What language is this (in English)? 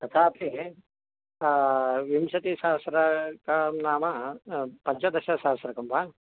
Sanskrit